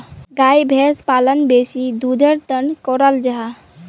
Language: Magahi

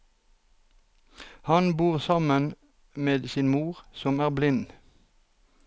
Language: Norwegian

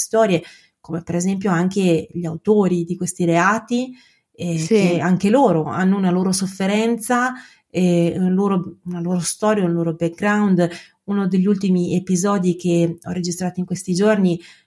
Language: Italian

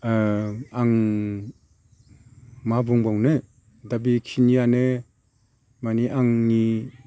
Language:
Bodo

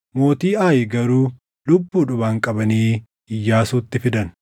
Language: Oromo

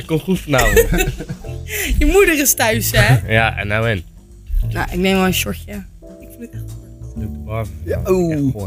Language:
Dutch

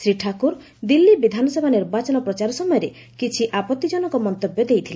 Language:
Odia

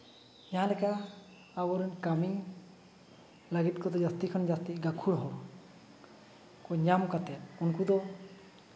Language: Santali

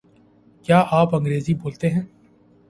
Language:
Urdu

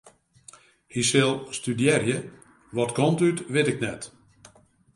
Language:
Western Frisian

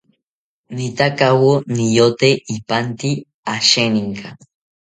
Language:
South Ucayali Ashéninka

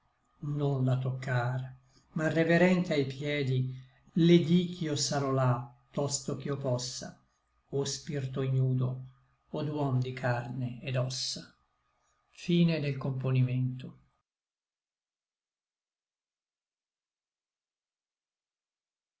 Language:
Italian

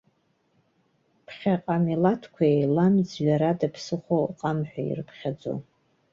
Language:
Abkhazian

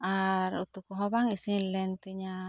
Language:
Santali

